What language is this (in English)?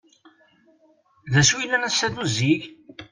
Kabyle